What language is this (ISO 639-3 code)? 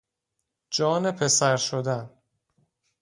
fas